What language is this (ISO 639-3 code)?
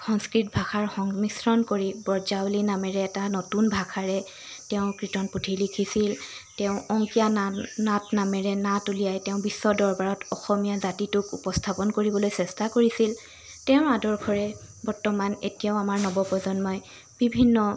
asm